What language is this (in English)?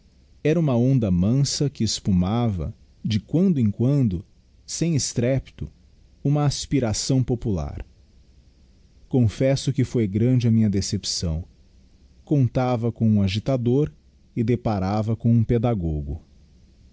Portuguese